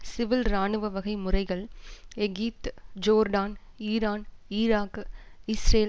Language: Tamil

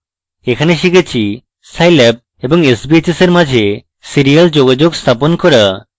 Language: Bangla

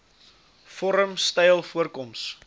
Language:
Afrikaans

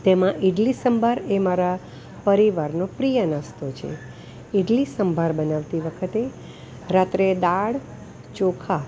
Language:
Gujarati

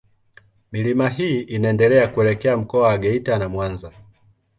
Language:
Swahili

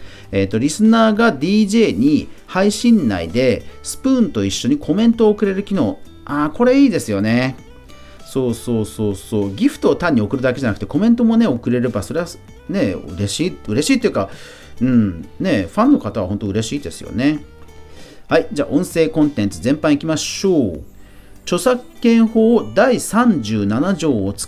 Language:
Japanese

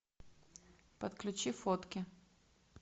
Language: Russian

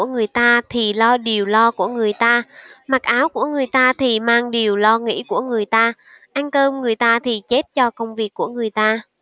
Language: Vietnamese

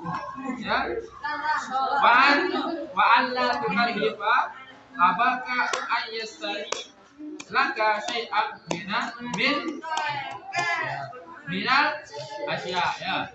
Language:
Indonesian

